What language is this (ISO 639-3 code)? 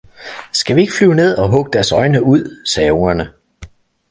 dan